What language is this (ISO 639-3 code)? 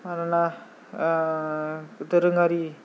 brx